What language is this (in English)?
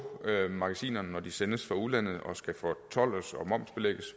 Danish